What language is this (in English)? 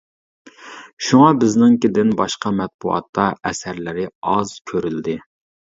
Uyghur